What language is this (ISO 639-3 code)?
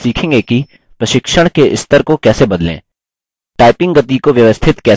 hin